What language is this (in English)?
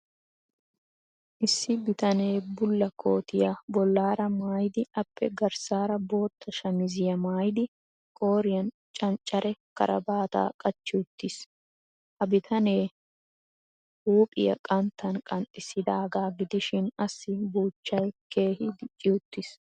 Wolaytta